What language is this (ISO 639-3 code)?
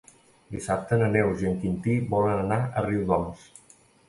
cat